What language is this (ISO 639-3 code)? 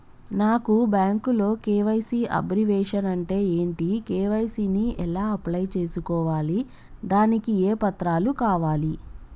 tel